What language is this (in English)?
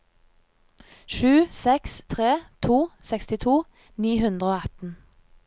Norwegian